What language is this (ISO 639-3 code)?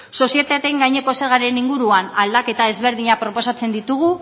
eus